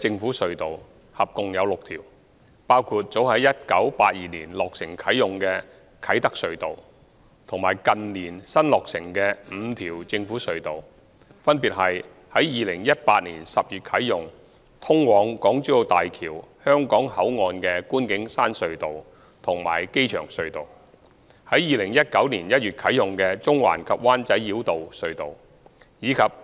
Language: Cantonese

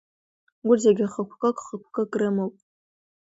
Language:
Abkhazian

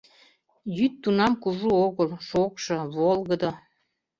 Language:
Mari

